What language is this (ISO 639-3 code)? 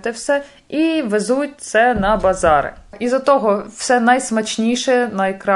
ukr